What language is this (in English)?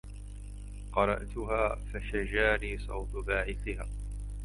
Arabic